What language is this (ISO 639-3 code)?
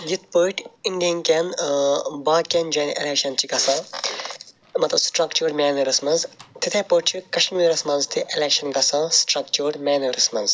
kas